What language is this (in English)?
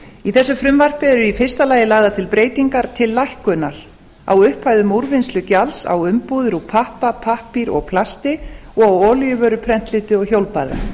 Icelandic